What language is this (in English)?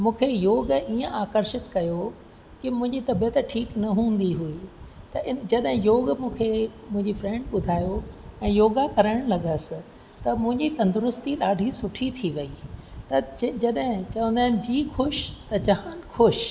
Sindhi